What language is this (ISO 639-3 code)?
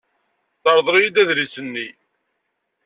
kab